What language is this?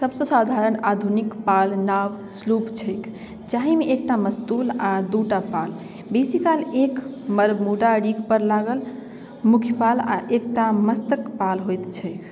Maithili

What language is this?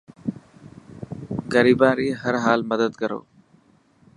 Dhatki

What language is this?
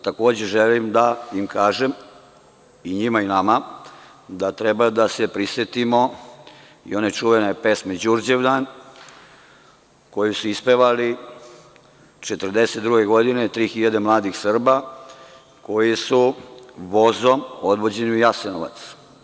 Serbian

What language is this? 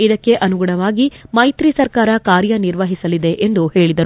Kannada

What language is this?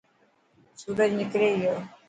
Dhatki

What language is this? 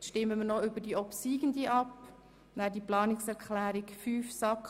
Swiss German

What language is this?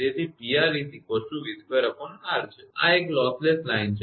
Gujarati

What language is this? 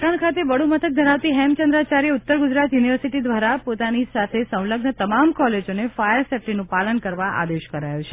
Gujarati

